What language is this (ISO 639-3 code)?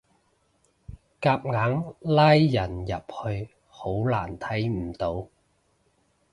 yue